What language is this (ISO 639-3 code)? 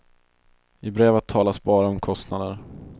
swe